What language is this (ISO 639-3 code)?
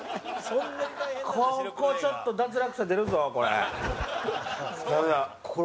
jpn